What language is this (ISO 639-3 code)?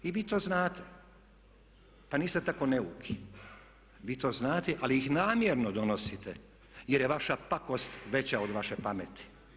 hrv